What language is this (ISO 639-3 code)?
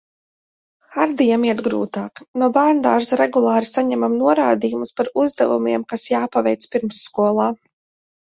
lav